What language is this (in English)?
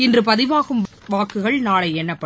Tamil